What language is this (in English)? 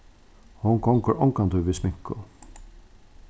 Faroese